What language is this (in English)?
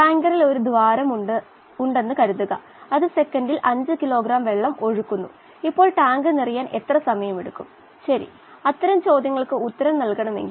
Malayalam